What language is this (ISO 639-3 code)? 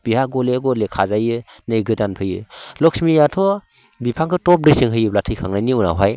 brx